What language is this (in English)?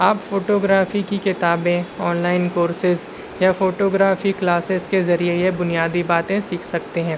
Urdu